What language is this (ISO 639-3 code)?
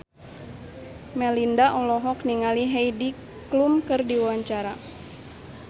sun